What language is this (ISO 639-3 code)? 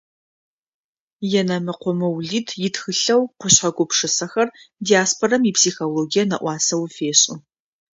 ady